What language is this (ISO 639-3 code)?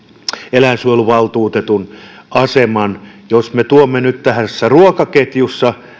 fin